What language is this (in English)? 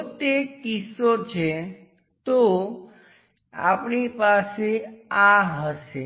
Gujarati